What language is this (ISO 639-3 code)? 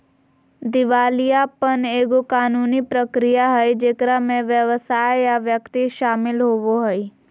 mag